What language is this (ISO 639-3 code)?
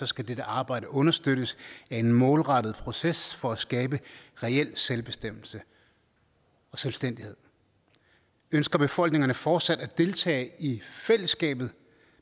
dan